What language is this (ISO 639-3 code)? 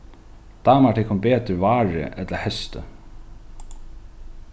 fao